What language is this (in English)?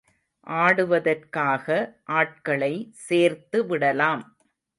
Tamil